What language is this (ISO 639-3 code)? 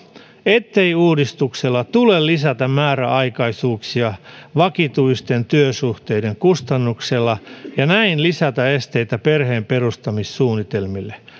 fin